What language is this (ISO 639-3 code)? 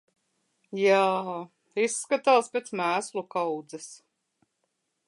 lav